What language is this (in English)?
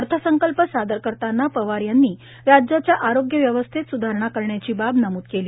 Marathi